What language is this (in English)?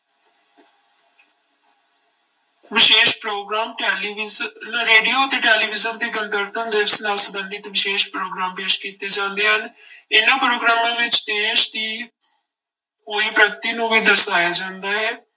Punjabi